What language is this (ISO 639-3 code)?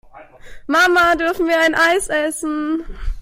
deu